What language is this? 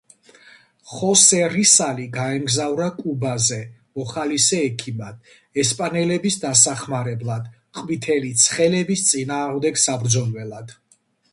Georgian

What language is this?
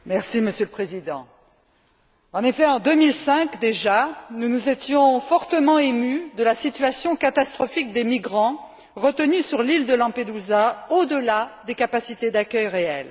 French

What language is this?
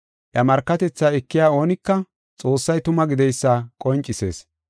Gofa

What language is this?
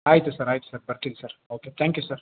Kannada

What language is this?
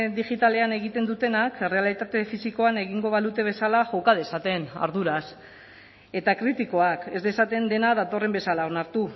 Basque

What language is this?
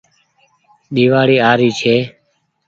Goaria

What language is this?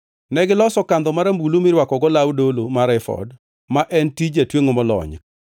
Luo (Kenya and Tanzania)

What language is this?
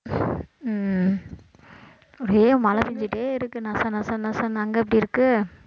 Tamil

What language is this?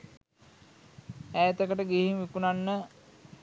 Sinhala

